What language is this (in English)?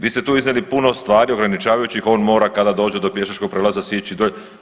Croatian